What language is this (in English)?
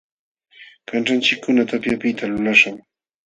Jauja Wanca Quechua